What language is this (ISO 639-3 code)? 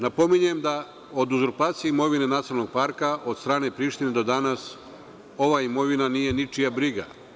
srp